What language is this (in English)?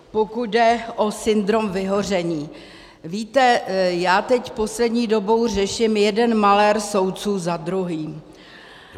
Czech